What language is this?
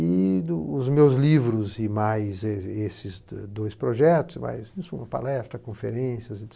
Portuguese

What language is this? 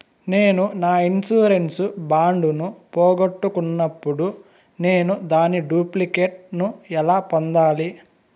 Telugu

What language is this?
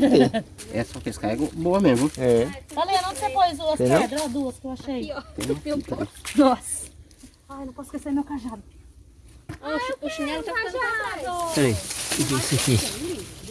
Portuguese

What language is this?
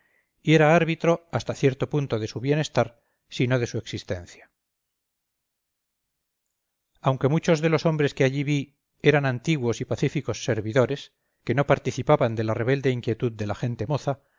Spanish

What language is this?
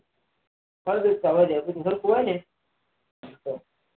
Gujarati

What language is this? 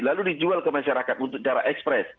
Indonesian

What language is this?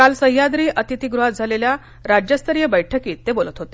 Marathi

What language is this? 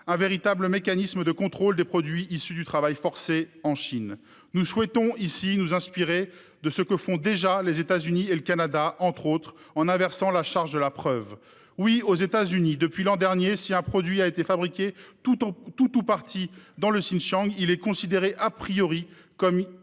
French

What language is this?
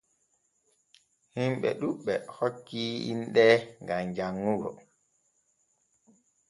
Borgu Fulfulde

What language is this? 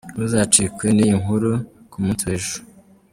Kinyarwanda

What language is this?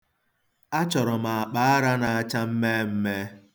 Igbo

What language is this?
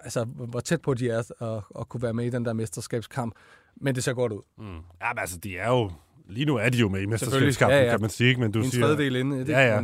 Danish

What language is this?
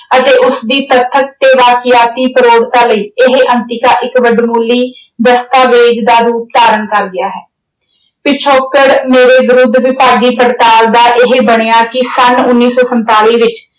Punjabi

